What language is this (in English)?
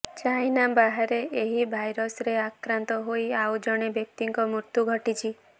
Odia